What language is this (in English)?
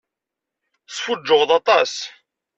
Kabyle